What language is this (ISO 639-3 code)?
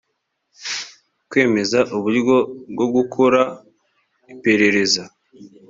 kin